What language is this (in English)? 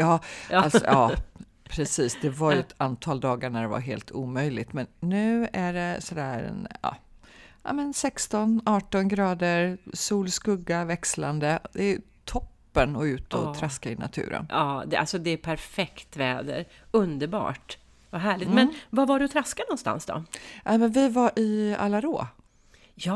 Swedish